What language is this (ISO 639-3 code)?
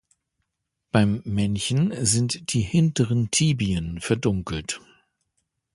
deu